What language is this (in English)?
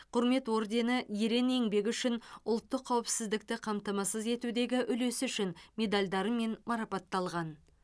Kazakh